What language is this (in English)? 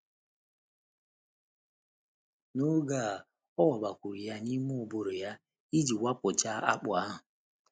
Igbo